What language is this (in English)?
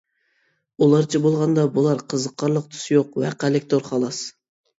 Uyghur